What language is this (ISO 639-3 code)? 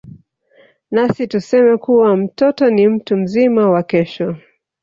swa